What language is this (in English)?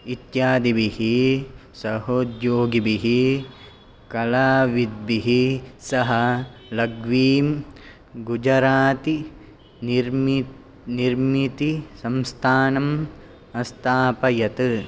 Sanskrit